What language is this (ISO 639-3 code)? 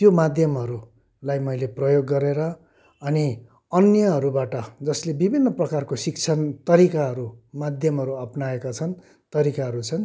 nep